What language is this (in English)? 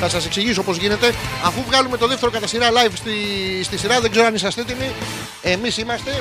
Greek